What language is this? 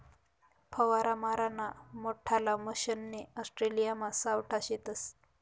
Marathi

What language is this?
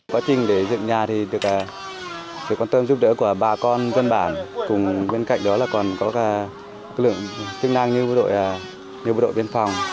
Vietnamese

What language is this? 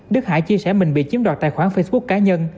Vietnamese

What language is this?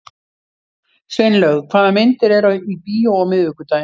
Icelandic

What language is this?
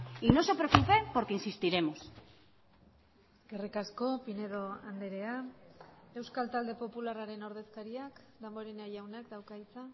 Basque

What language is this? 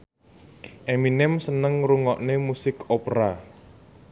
Javanese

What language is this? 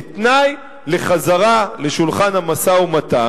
Hebrew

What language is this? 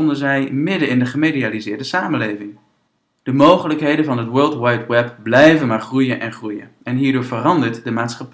Dutch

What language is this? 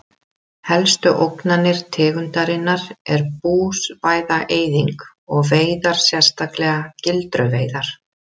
Icelandic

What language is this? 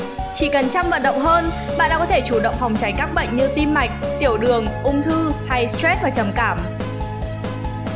Vietnamese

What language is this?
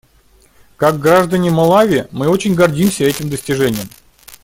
Russian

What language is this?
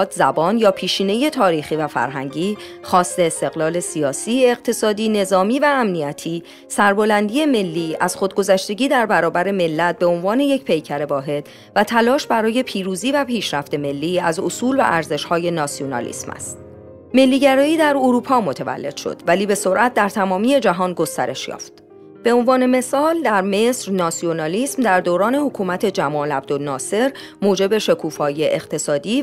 Persian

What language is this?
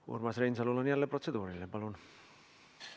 Estonian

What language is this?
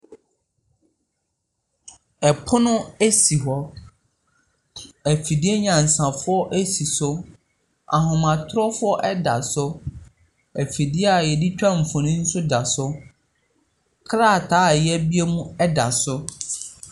Akan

